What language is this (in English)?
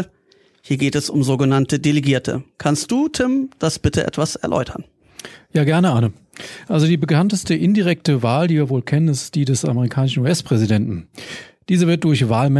German